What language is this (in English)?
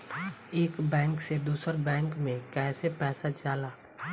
Bhojpuri